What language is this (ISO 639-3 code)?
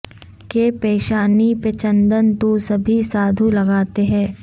urd